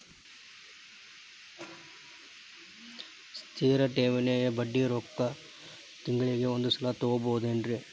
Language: Kannada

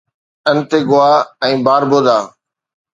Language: Sindhi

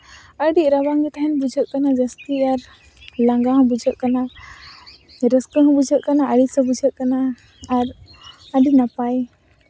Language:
Santali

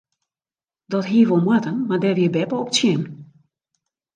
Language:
Western Frisian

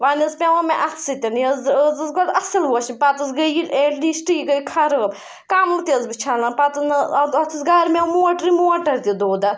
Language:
Kashmiri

